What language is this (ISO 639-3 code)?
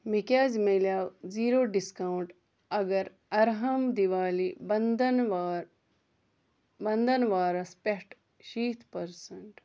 kas